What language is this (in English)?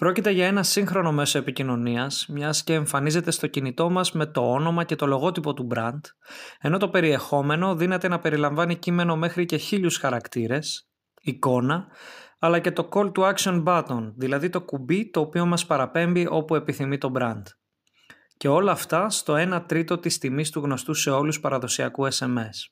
Greek